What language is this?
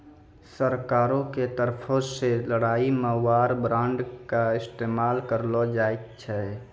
Maithili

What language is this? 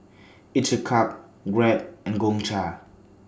English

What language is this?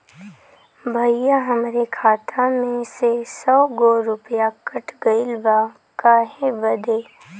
Bhojpuri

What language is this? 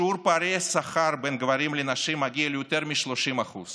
Hebrew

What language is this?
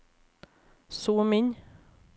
Norwegian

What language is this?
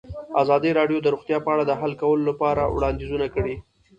Pashto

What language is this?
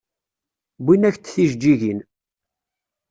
Kabyle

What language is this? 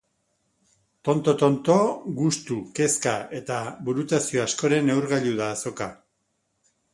Basque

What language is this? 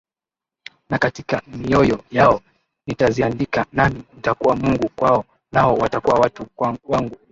Swahili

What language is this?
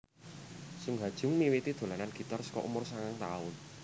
Javanese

